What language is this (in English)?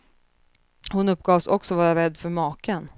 Swedish